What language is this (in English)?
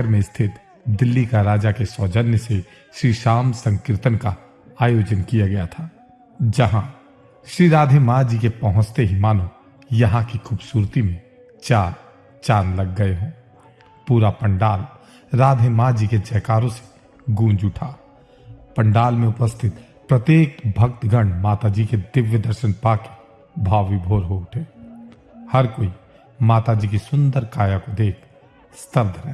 Hindi